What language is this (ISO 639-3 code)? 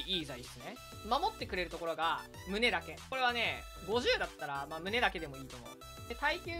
jpn